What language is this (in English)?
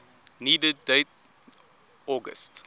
English